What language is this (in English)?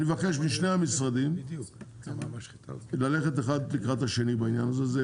Hebrew